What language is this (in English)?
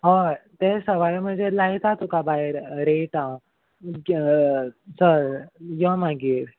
Konkani